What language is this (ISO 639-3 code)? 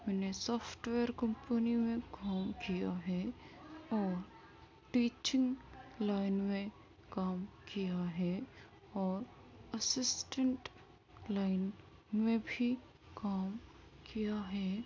urd